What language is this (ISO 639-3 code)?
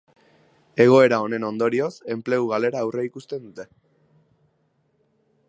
eus